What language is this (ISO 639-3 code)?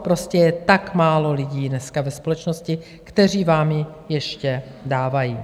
ces